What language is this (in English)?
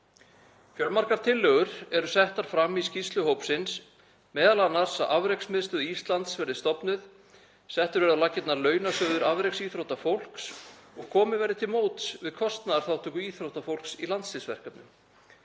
Icelandic